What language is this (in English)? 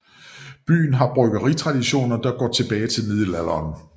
Danish